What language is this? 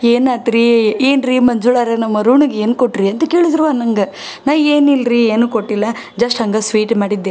Kannada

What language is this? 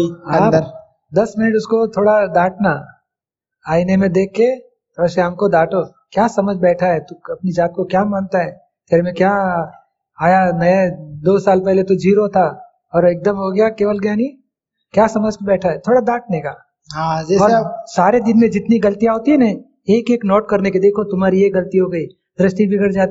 Hindi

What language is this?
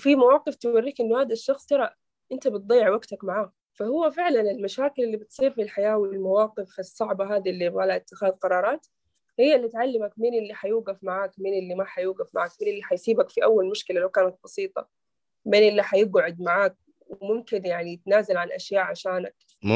Arabic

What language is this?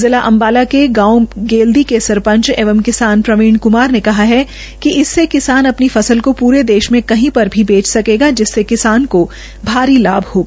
Hindi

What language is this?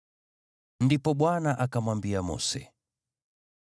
Swahili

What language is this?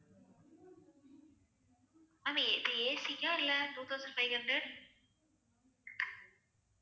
Tamil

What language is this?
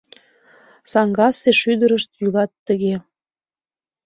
Mari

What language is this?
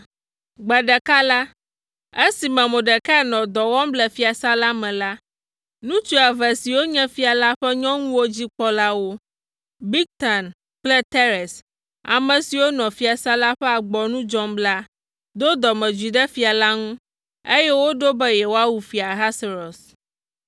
Ewe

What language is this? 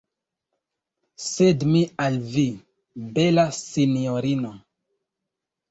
Esperanto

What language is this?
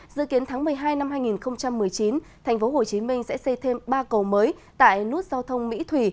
Vietnamese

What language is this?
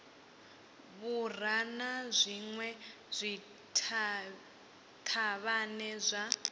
Venda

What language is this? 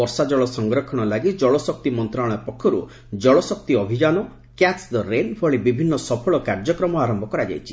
Odia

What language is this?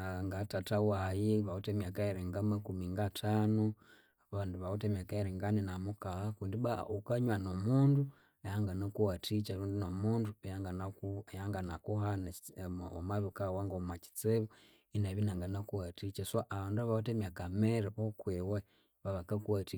Konzo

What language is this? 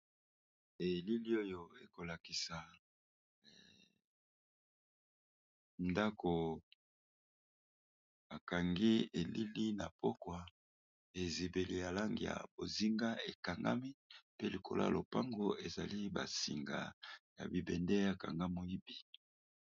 Lingala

